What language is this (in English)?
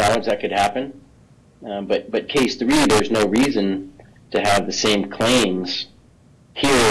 English